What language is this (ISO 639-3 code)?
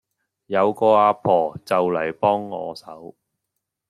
yue